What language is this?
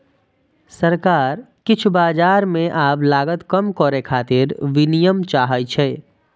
Maithili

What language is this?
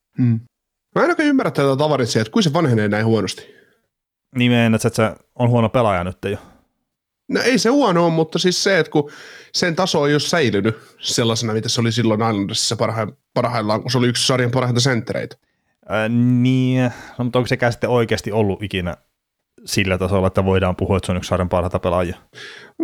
Finnish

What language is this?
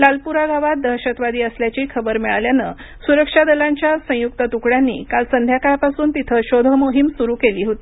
Marathi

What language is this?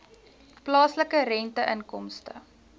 Afrikaans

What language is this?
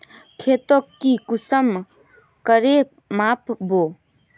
Magahi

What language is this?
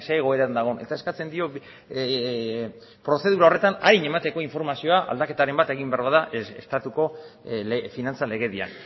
Basque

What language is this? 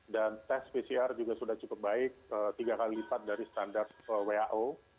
Indonesian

